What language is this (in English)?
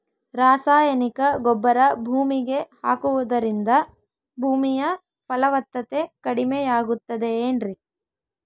Kannada